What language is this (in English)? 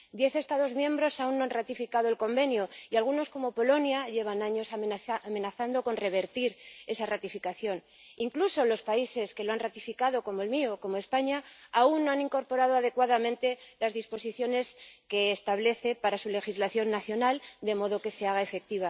Spanish